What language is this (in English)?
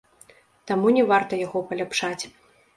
Belarusian